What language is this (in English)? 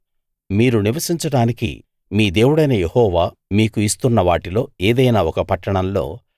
Telugu